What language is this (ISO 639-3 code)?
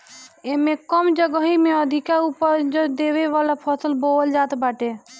bho